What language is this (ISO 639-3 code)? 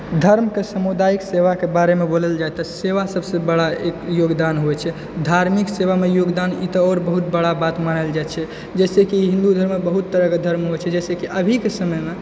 mai